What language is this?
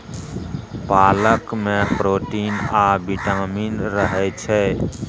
Maithili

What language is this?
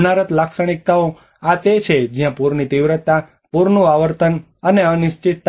Gujarati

